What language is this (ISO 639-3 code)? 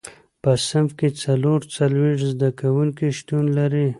pus